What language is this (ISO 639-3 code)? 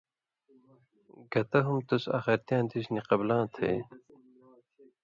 mvy